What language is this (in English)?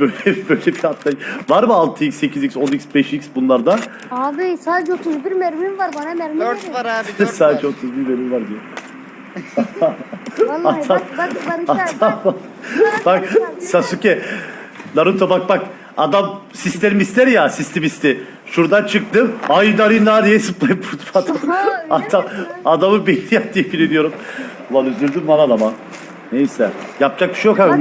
Turkish